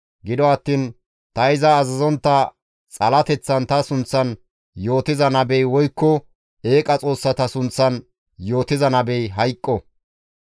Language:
Gamo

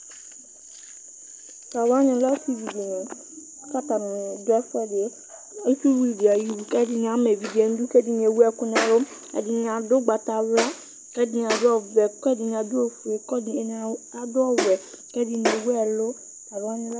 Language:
Ikposo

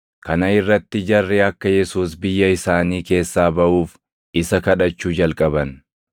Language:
Oromo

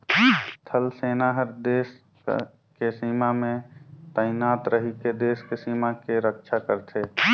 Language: Chhattisgarhi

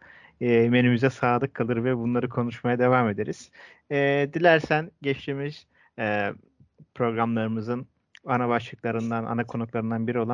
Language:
Turkish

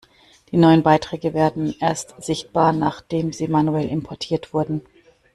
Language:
German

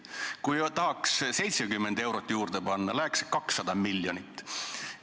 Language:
Estonian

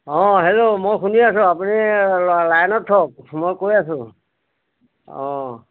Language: Assamese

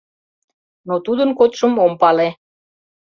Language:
Mari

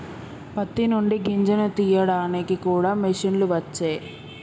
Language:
Telugu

